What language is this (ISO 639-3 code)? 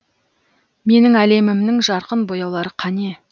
kaz